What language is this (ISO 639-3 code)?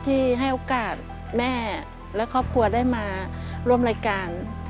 tha